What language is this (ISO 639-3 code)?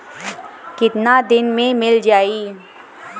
bho